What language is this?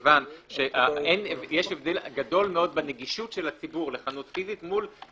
Hebrew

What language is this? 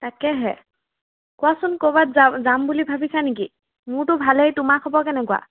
Assamese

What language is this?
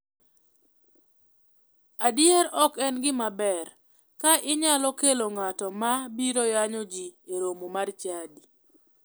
Luo (Kenya and Tanzania)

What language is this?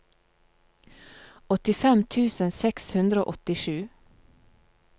Norwegian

